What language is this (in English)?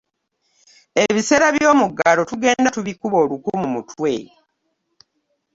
Ganda